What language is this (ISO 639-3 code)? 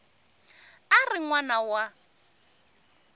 tso